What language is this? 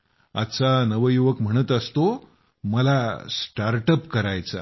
Marathi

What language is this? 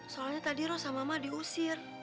Indonesian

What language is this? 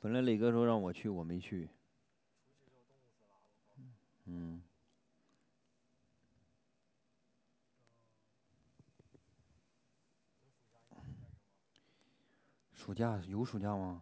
Chinese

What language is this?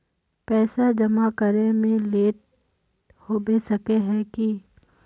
Magahi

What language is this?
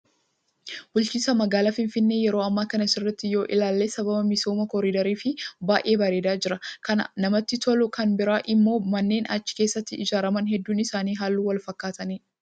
Oromo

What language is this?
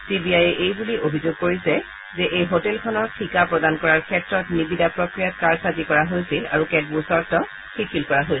Assamese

